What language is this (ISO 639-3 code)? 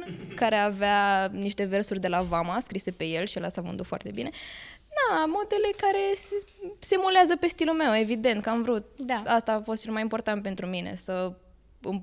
ron